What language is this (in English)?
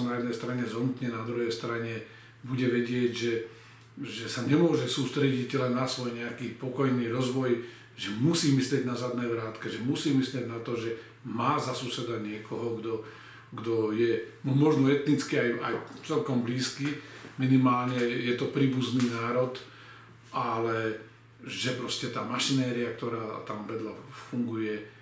Slovak